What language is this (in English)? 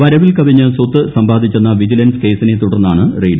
Malayalam